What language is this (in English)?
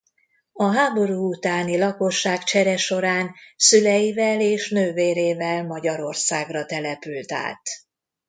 Hungarian